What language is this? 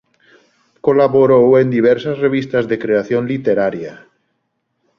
Galician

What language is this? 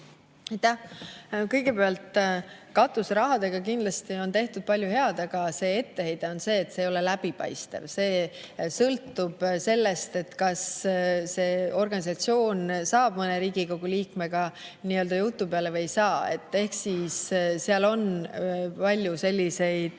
Estonian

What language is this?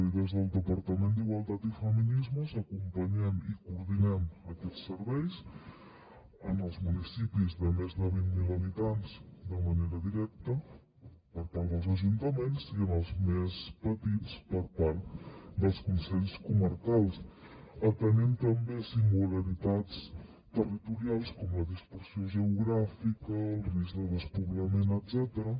Catalan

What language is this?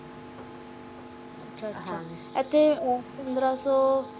Punjabi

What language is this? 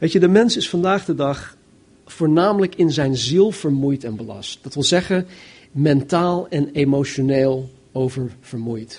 Dutch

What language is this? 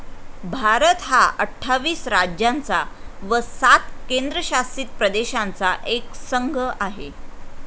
Marathi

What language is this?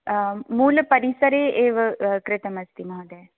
Sanskrit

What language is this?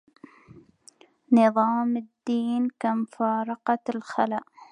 Arabic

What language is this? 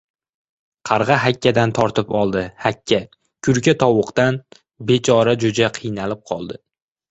Uzbek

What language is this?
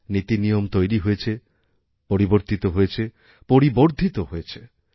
Bangla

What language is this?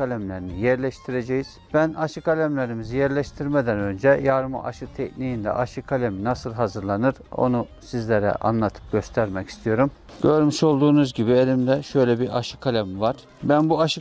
Turkish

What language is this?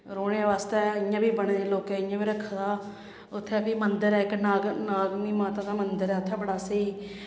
Dogri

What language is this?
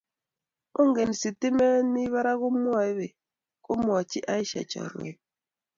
Kalenjin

